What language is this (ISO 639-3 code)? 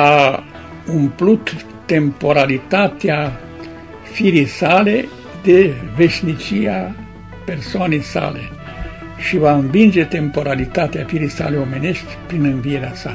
ron